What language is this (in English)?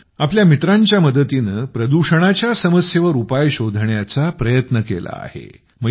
Marathi